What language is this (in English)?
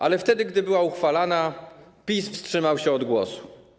Polish